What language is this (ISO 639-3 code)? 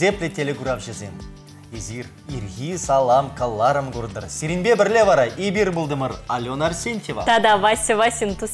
rus